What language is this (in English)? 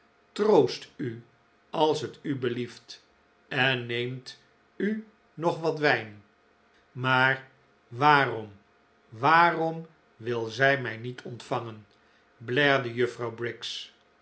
Dutch